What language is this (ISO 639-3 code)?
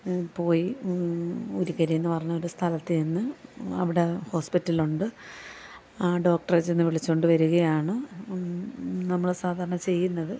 mal